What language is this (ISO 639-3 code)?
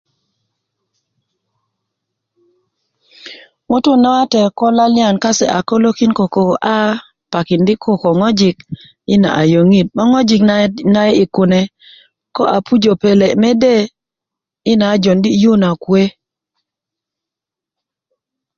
ukv